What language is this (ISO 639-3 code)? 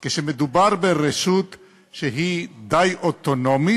heb